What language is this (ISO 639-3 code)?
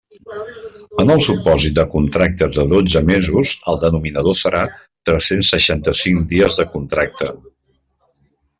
cat